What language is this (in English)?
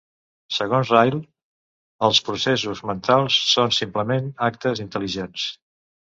Catalan